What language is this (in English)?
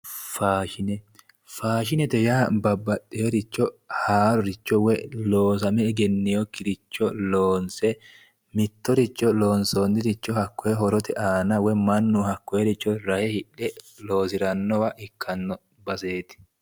Sidamo